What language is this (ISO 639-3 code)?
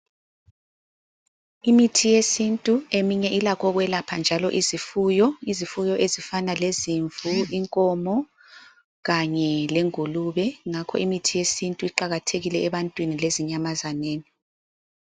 nde